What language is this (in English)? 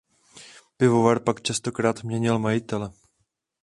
Czech